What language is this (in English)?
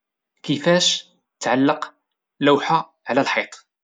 Moroccan Arabic